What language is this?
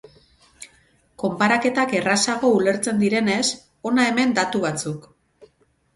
Basque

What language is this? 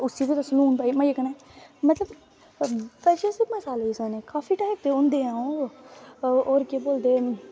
Dogri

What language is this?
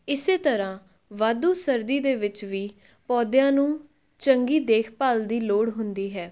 Punjabi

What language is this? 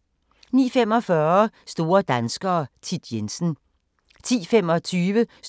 Danish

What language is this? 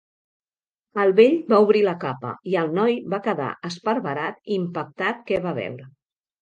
Catalan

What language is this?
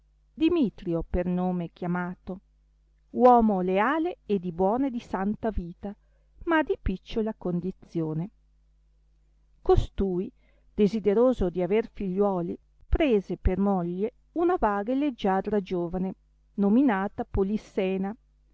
Italian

